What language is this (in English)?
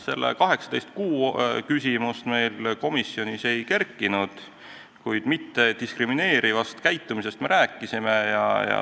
Estonian